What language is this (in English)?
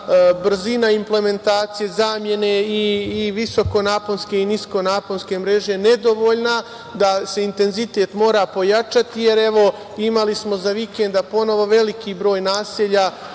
Serbian